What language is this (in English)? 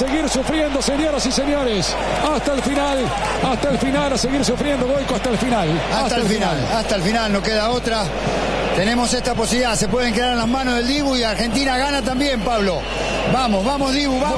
Spanish